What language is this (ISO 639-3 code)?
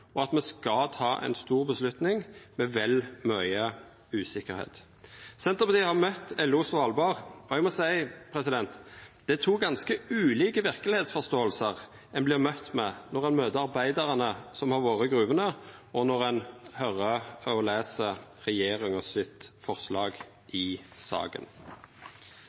nno